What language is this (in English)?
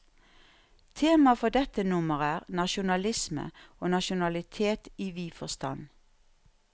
Norwegian